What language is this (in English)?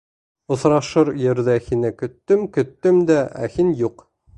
Bashkir